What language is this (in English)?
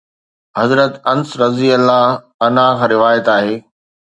Sindhi